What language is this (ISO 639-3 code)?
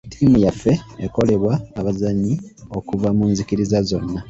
lug